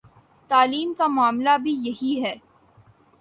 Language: Urdu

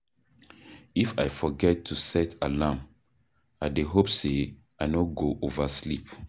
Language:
Nigerian Pidgin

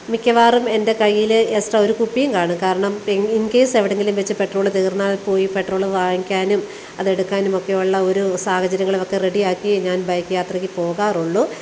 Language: Malayalam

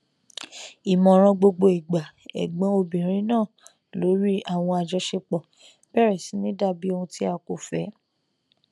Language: Yoruba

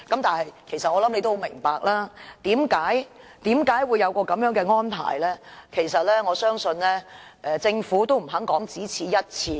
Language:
Cantonese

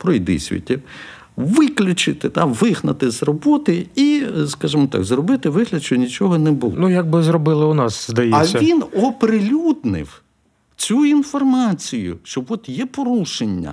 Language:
Ukrainian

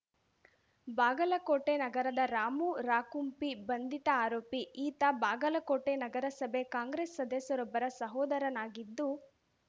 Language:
Kannada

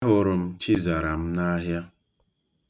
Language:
Igbo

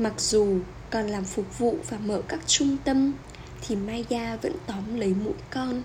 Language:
Vietnamese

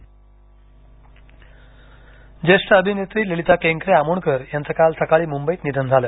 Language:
Marathi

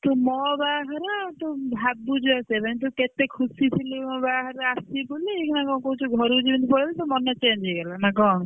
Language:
Odia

